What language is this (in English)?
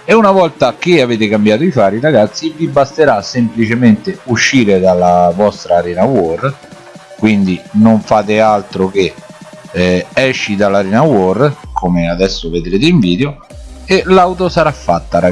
Italian